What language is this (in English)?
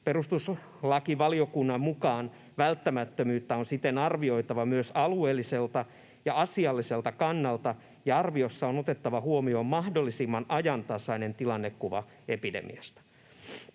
Finnish